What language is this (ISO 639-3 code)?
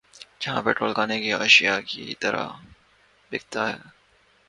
urd